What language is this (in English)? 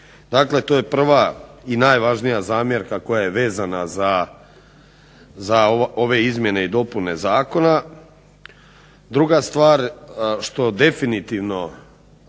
Croatian